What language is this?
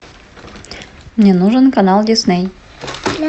Russian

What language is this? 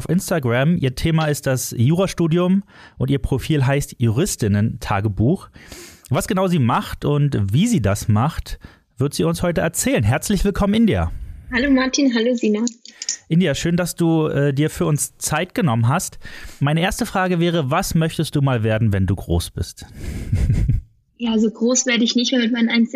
German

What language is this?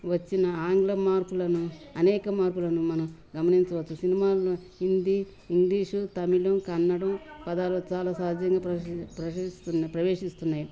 Telugu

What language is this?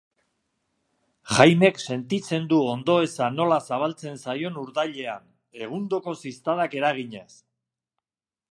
Basque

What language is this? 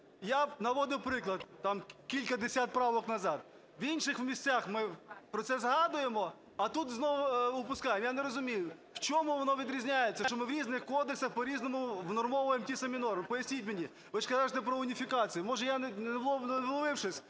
Ukrainian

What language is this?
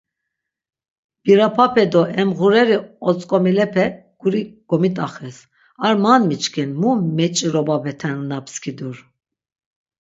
Laz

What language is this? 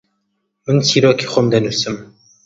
Central Kurdish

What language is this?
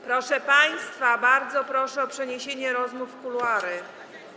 Polish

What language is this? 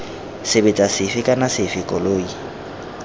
Tswana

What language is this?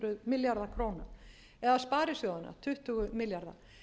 Icelandic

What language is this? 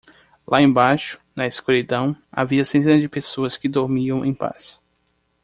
Portuguese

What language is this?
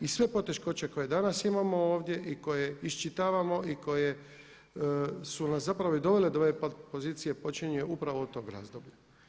Croatian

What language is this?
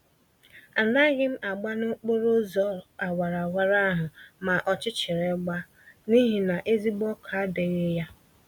Igbo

